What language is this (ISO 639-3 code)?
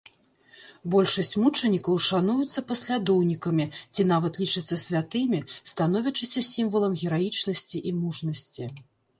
bel